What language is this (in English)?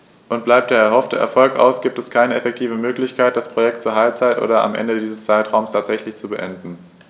German